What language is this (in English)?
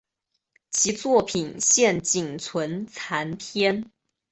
Chinese